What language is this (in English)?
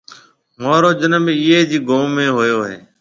Marwari (Pakistan)